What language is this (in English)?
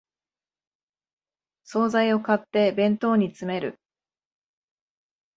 Japanese